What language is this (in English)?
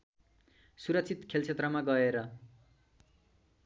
Nepali